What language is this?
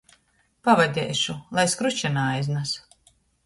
Latgalian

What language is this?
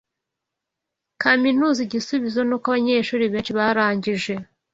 Kinyarwanda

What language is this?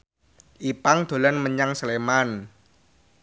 Javanese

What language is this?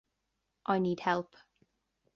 English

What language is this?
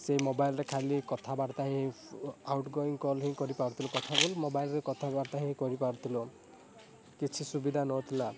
Odia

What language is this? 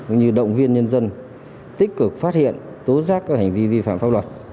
Vietnamese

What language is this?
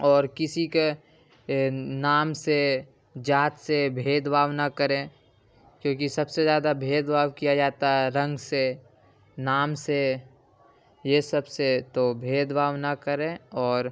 Urdu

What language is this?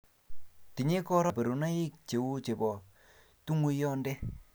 Kalenjin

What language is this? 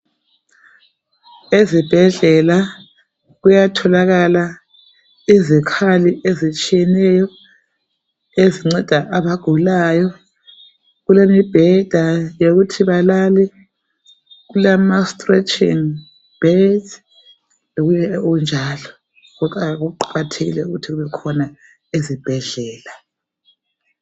North Ndebele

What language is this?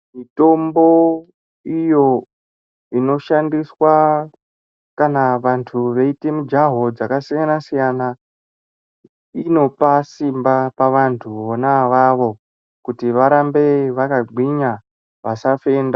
Ndau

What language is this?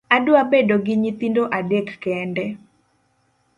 Luo (Kenya and Tanzania)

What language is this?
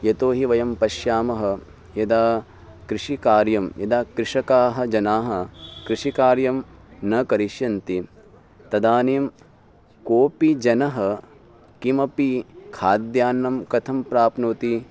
Sanskrit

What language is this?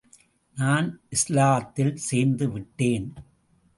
Tamil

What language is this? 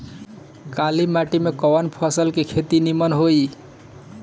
Bhojpuri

